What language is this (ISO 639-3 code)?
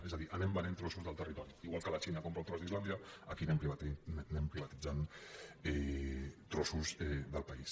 cat